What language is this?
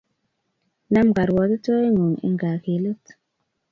Kalenjin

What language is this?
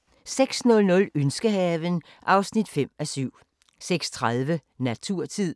Danish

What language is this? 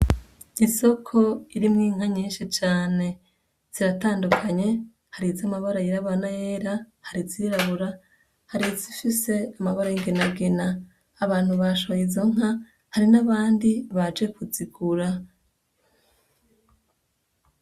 Rundi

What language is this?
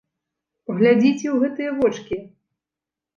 Belarusian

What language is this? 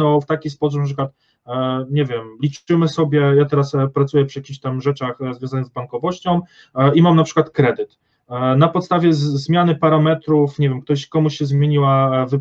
Polish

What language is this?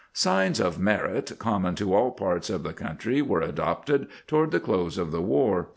English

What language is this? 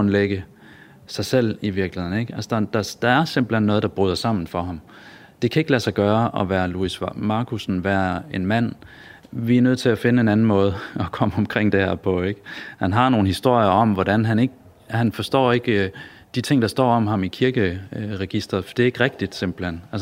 Danish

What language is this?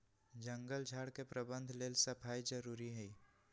Magahi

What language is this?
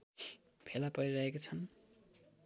Nepali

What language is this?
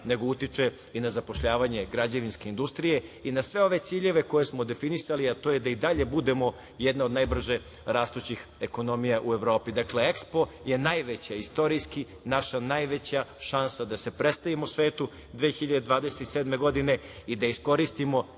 Serbian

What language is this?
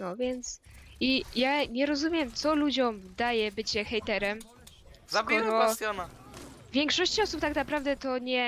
Polish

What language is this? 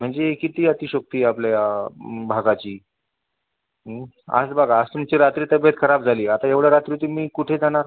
Marathi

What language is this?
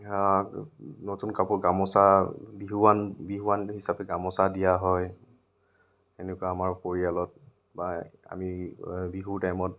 Assamese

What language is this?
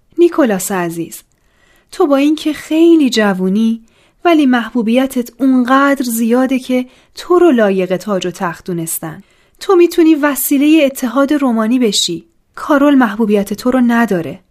Persian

